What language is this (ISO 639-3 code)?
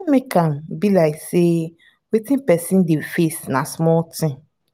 pcm